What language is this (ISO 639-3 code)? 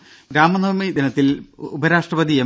mal